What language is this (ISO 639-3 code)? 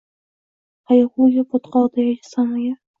uzb